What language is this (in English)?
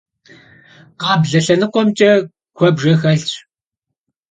Kabardian